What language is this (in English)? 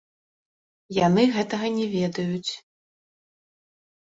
Belarusian